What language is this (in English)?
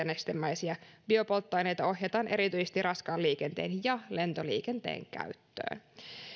Finnish